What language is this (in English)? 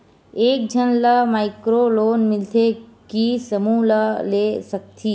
Chhattisgarhi